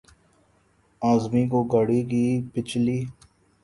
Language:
Urdu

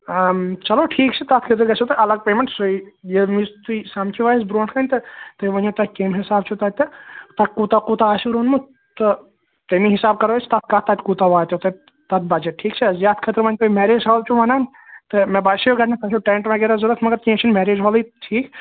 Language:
Kashmiri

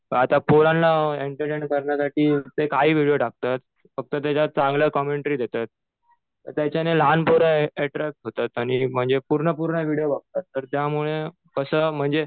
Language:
Marathi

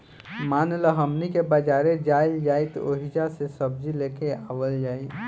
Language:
Bhojpuri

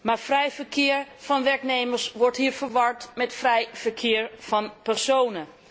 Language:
Dutch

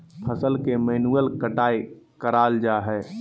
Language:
Magahi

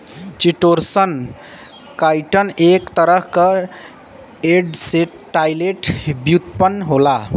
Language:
Bhojpuri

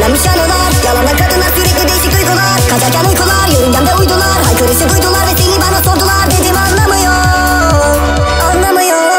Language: Turkish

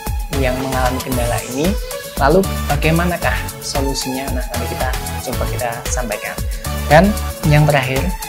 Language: Indonesian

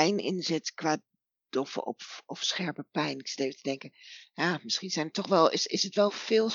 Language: Dutch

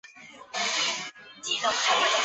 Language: Chinese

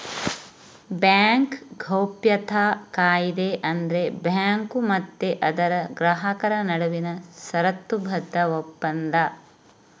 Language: Kannada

